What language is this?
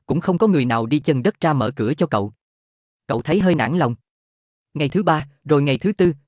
Vietnamese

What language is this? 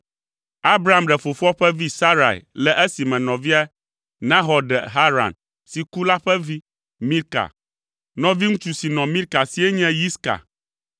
Ewe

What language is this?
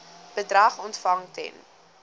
Afrikaans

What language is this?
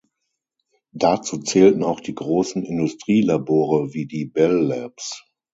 German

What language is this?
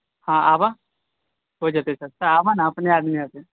Maithili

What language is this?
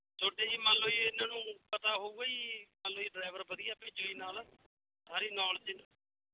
Punjabi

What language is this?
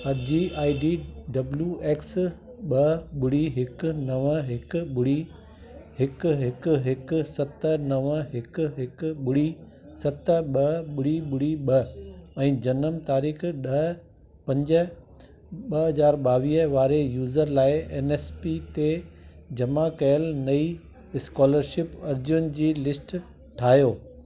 Sindhi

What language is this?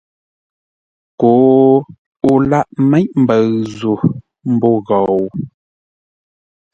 Ngombale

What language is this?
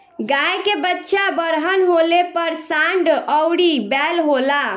Bhojpuri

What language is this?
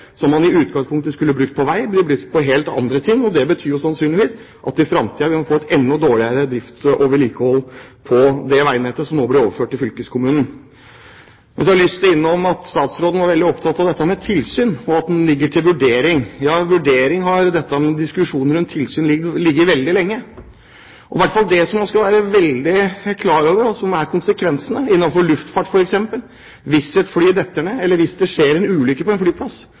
Norwegian Bokmål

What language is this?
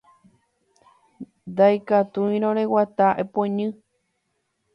Guarani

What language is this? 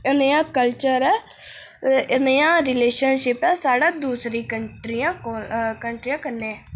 Dogri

